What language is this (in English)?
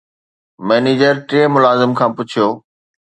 Sindhi